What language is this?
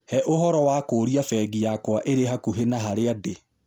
Kikuyu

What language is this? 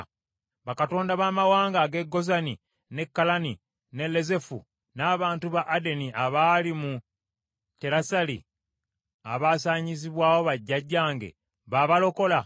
Ganda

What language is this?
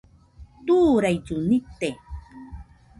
Nüpode Huitoto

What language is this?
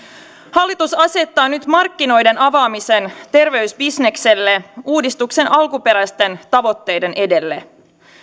Finnish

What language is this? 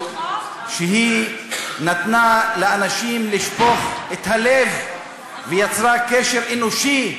Hebrew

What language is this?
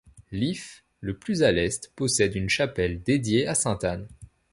French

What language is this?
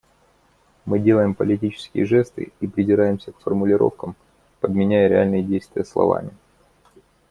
Russian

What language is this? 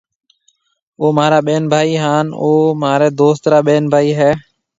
Marwari (Pakistan)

